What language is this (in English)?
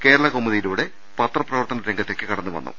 Malayalam